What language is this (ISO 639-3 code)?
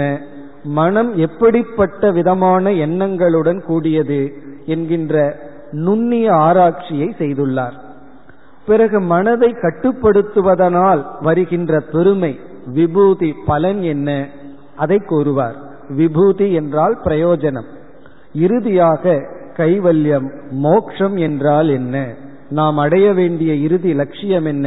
tam